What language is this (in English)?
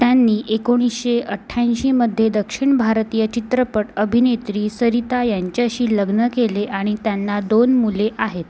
Marathi